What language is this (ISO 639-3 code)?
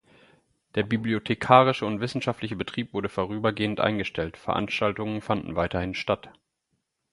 deu